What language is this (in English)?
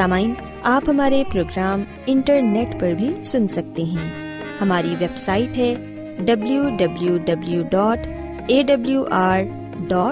Urdu